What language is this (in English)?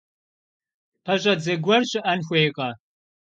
Kabardian